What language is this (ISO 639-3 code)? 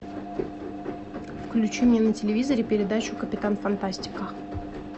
rus